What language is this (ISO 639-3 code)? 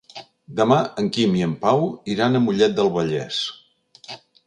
cat